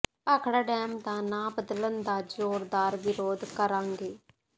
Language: Punjabi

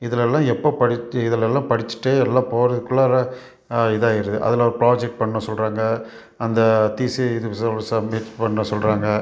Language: Tamil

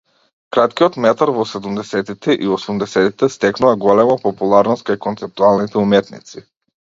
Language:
Macedonian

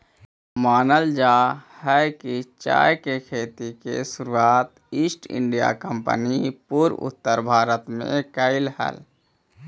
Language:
Magahi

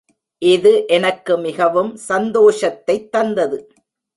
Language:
Tamil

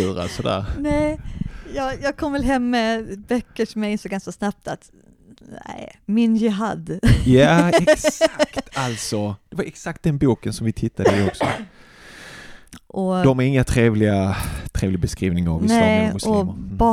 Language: Swedish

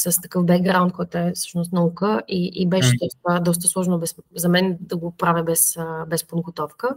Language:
Bulgarian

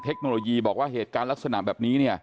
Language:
Thai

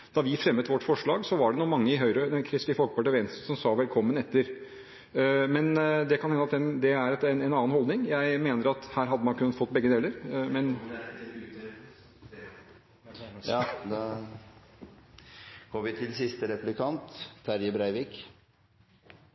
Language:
Norwegian Bokmål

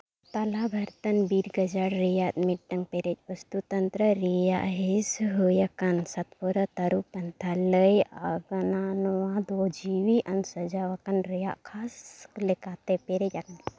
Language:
Santali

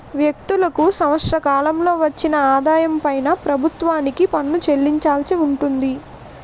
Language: Telugu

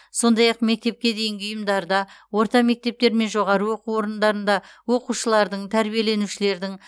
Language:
Kazakh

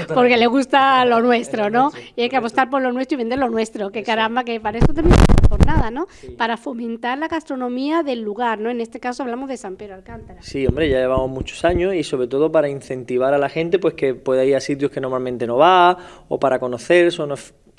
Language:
Spanish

